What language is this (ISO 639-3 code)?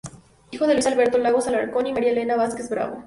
spa